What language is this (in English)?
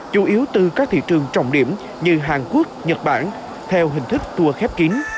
Vietnamese